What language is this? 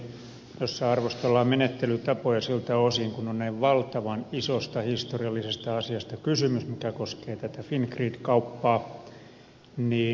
Finnish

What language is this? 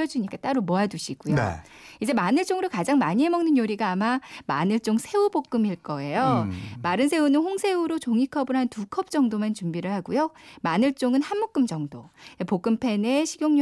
Korean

